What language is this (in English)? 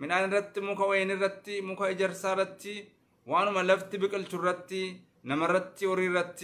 Arabic